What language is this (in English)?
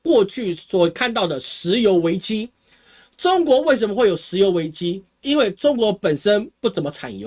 Chinese